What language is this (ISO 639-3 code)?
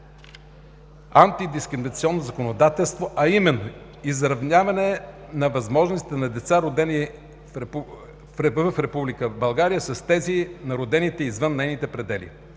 bul